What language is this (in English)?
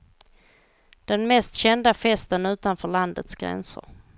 Swedish